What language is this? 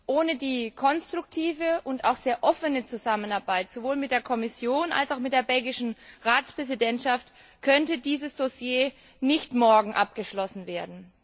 German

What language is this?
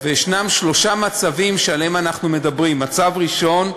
Hebrew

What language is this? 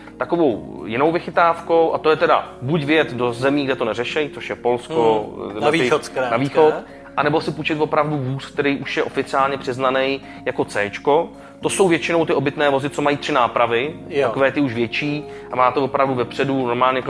Czech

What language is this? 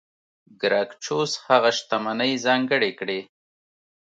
Pashto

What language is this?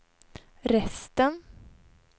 Swedish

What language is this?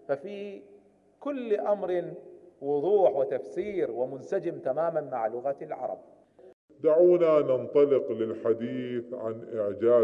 Arabic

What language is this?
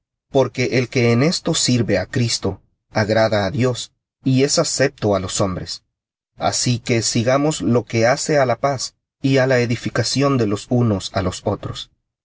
Spanish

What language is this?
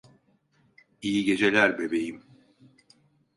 Turkish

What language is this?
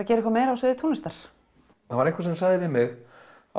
Icelandic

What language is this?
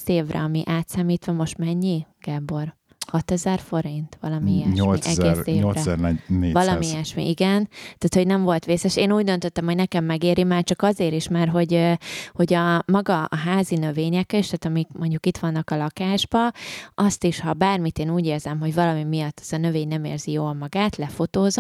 Hungarian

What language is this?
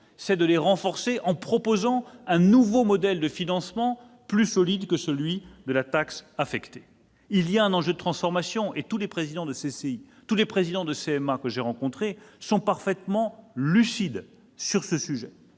French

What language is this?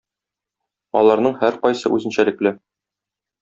Tatar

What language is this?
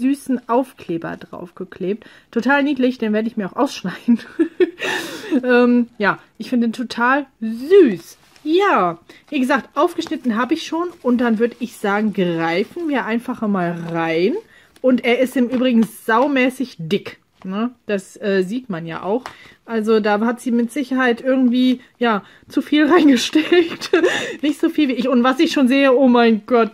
German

